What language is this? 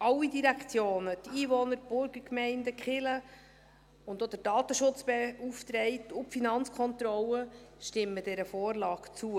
Swiss German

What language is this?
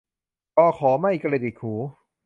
Thai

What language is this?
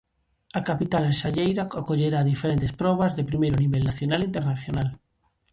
Galician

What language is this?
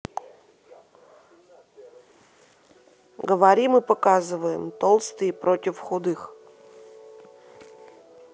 Russian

